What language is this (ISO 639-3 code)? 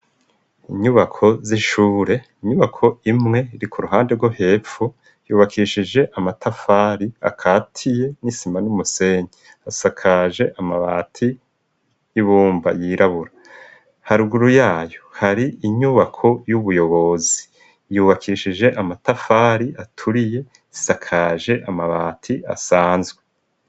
run